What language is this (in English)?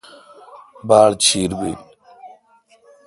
Kalkoti